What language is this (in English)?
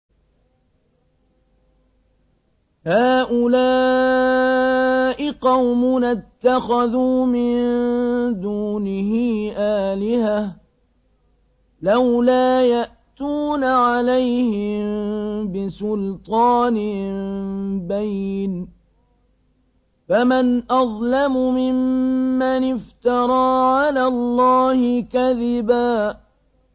Arabic